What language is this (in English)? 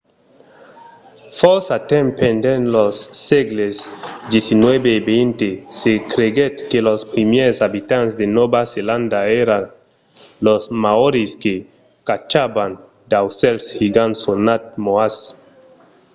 Occitan